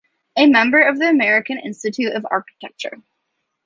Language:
English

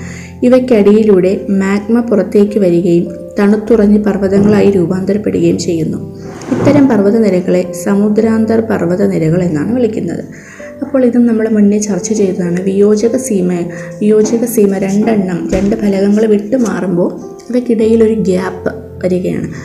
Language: Malayalam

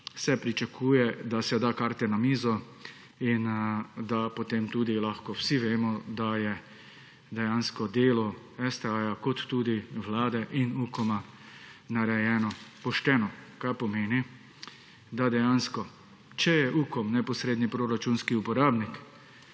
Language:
Slovenian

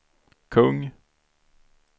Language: Swedish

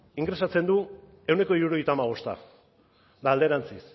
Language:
Basque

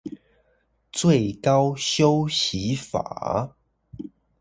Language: Chinese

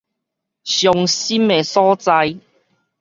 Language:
Min Nan Chinese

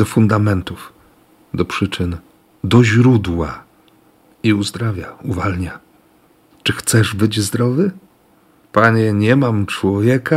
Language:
Polish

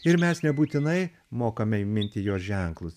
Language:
Lithuanian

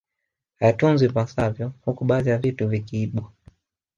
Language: Swahili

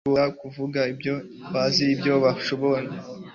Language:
Kinyarwanda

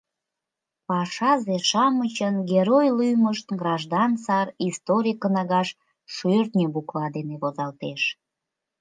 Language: Mari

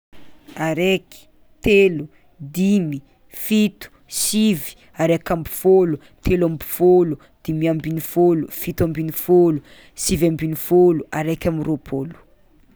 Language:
Tsimihety Malagasy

